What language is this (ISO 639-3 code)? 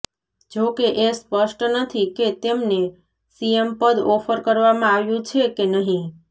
guj